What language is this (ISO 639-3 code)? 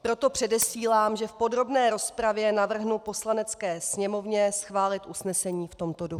ces